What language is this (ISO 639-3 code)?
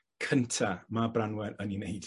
cym